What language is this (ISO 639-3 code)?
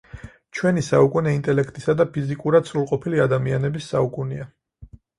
kat